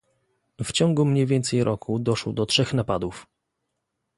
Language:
Polish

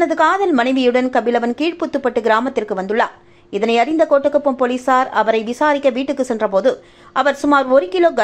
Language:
Thai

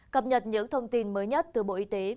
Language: Vietnamese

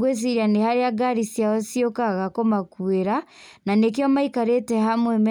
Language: Kikuyu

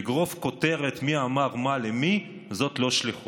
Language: Hebrew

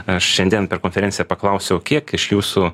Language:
Lithuanian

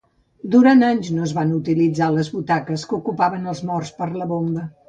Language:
Catalan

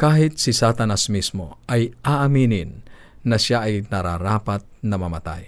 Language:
Filipino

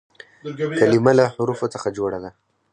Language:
Pashto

